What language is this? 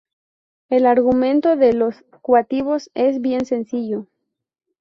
Spanish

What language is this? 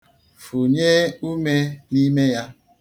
Igbo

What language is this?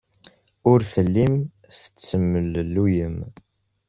Kabyle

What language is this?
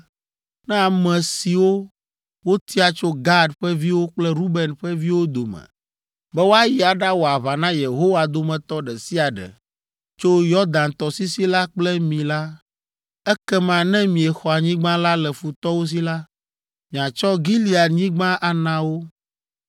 Ewe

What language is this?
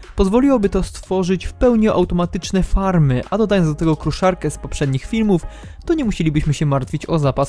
Polish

